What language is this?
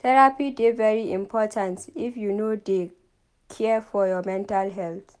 Nigerian Pidgin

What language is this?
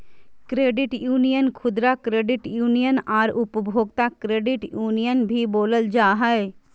Magahi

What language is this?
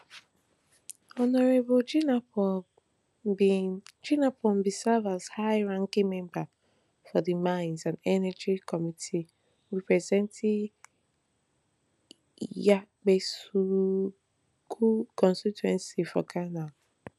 Nigerian Pidgin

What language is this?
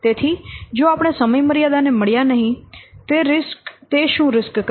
Gujarati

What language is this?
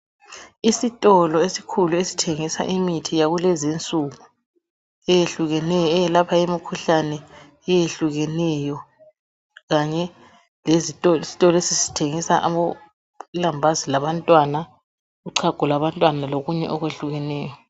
North Ndebele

